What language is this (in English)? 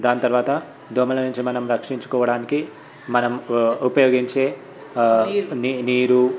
Telugu